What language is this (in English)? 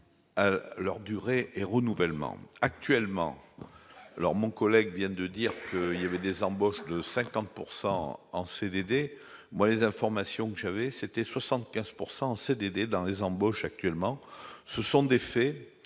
French